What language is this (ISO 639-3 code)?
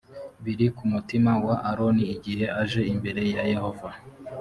kin